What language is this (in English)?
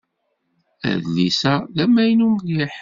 Kabyle